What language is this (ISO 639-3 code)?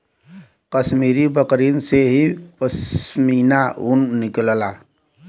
bho